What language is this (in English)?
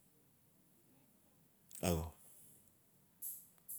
Notsi